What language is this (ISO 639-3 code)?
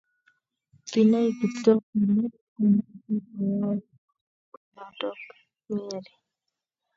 kln